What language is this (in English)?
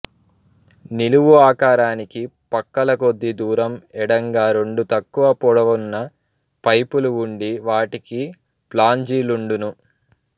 Telugu